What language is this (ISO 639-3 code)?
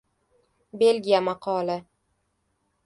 uzb